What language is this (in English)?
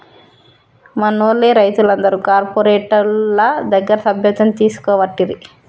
Telugu